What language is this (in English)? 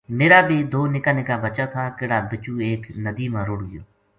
Gujari